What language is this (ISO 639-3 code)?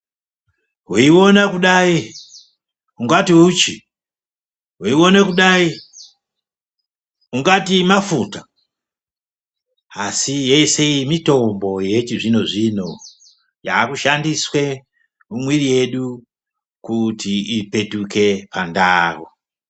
ndc